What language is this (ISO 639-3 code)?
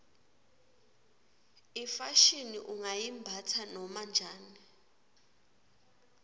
ssw